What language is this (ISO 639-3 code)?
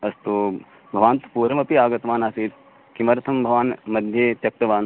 san